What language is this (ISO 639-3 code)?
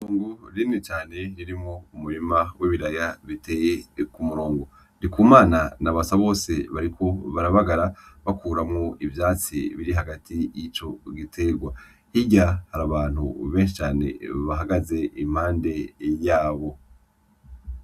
run